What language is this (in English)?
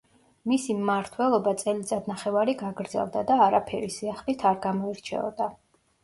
Georgian